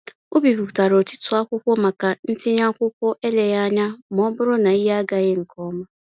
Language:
Igbo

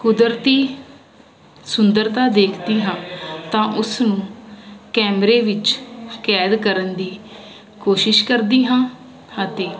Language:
Punjabi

